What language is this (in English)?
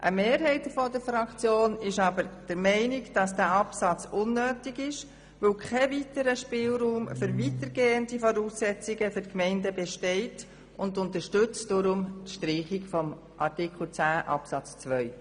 Swiss German